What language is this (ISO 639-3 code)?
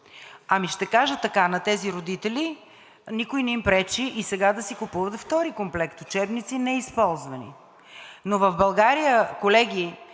bul